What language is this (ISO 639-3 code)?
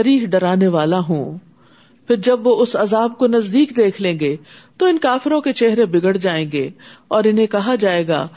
urd